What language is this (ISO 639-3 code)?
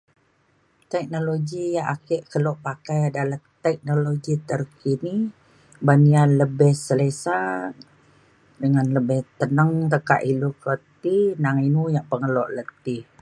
xkl